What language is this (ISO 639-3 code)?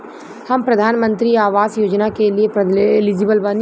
bho